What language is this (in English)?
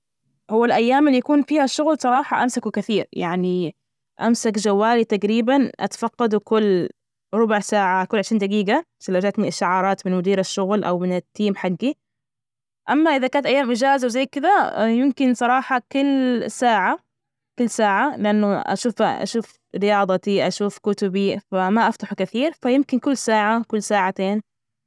Najdi Arabic